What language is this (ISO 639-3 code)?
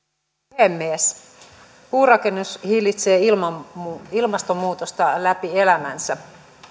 fin